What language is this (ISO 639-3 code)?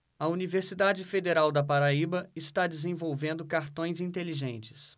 por